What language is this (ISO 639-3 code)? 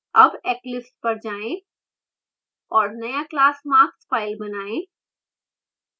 hin